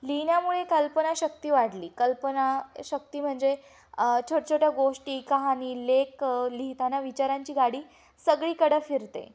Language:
Marathi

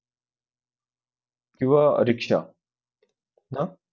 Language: Marathi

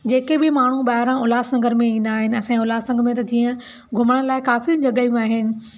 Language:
Sindhi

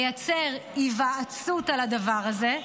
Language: Hebrew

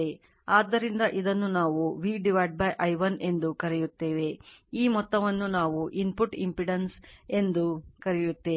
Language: Kannada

